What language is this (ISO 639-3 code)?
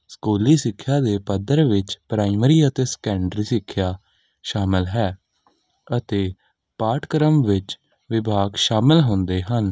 pan